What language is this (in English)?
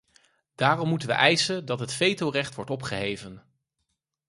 Dutch